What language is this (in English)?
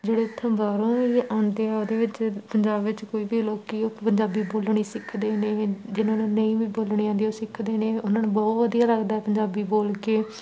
Punjabi